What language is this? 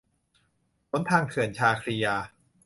Thai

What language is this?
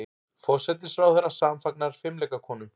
Icelandic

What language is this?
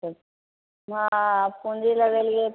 Maithili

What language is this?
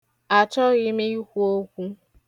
Igbo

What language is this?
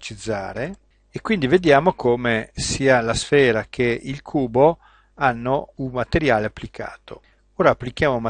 Italian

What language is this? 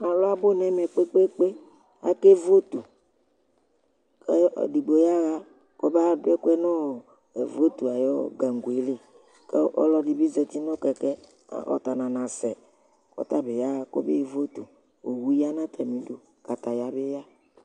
Ikposo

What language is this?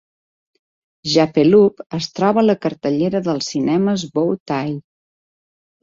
Catalan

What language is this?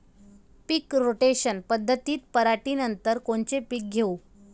Marathi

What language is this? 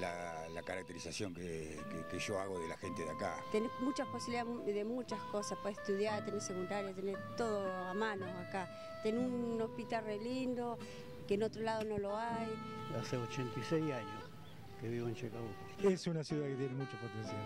Spanish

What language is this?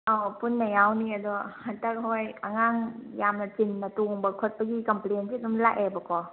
Manipuri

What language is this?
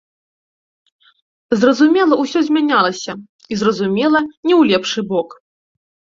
Belarusian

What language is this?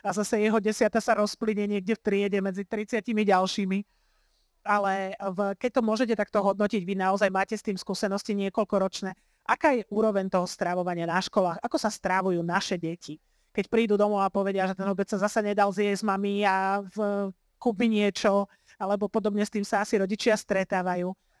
Slovak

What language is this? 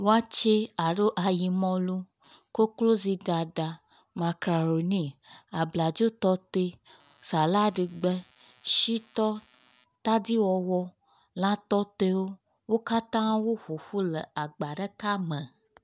Ewe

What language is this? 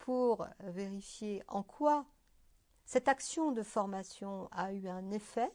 French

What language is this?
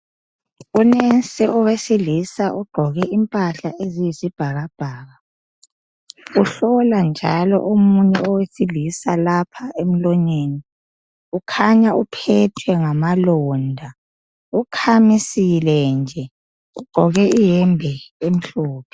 North Ndebele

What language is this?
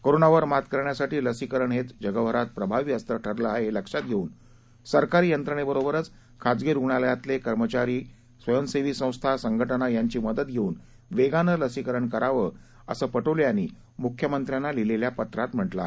Marathi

